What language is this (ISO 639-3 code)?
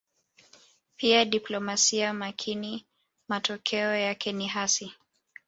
swa